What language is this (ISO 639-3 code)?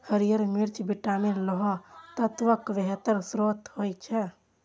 mai